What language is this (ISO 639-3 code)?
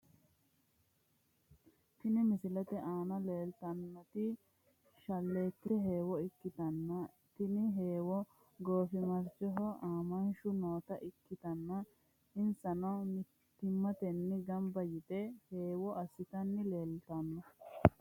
sid